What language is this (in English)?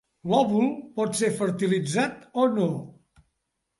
Catalan